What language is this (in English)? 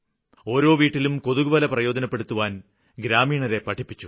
Malayalam